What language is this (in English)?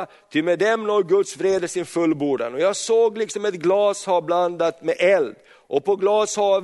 Swedish